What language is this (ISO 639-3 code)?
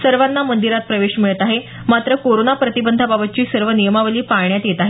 mar